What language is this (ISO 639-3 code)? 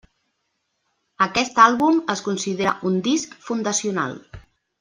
cat